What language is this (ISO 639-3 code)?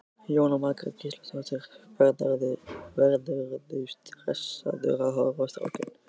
isl